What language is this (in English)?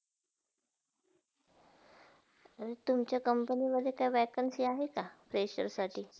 Marathi